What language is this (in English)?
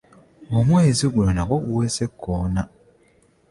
Ganda